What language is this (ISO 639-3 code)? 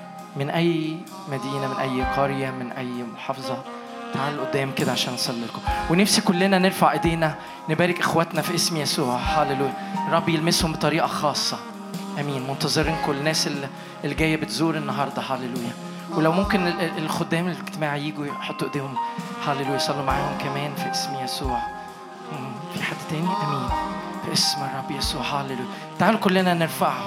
ara